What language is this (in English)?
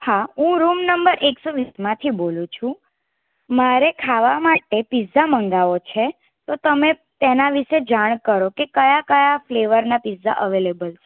Gujarati